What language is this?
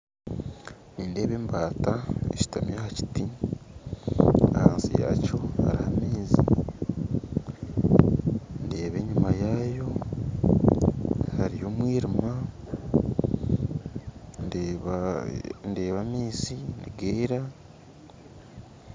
Nyankole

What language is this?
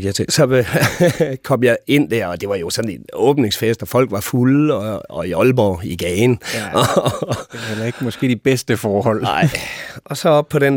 Danish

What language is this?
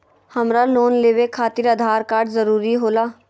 Magahi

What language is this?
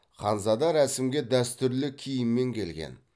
Kazakh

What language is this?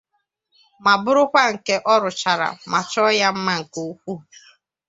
Igbo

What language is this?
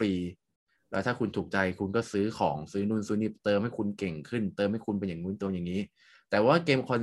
Thai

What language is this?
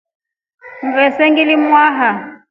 Rombo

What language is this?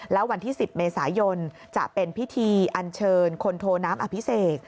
Thai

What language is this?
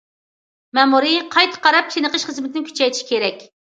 Uyghur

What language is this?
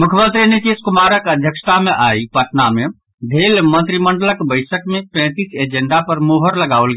Maithili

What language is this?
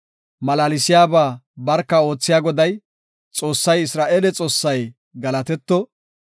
Gofa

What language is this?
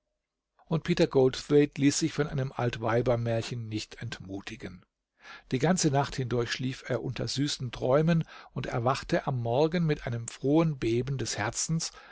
German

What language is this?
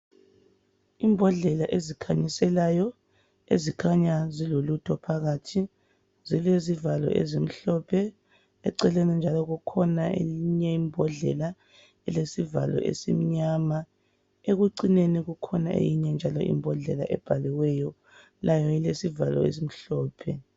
North Ndebele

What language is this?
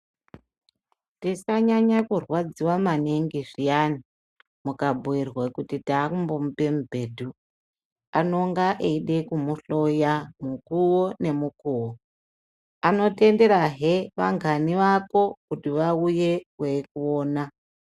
Ndau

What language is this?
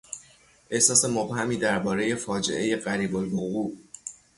Persian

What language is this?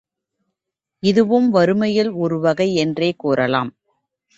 Tamil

